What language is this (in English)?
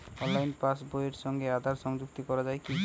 Bangla